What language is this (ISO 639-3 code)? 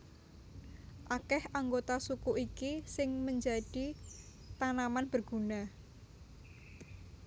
jav